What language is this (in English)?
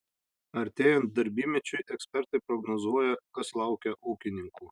Lithuanian